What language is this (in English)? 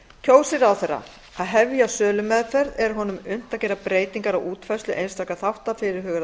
Icelandic